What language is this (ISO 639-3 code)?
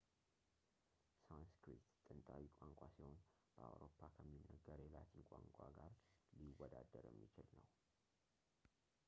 amh